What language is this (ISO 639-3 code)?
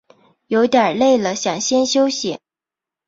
zho